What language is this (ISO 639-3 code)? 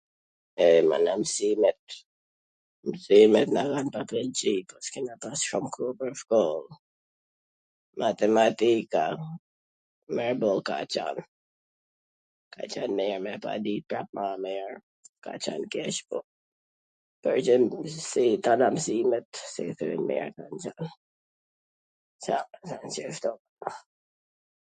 aln